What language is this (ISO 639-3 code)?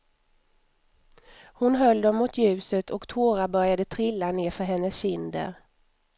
swe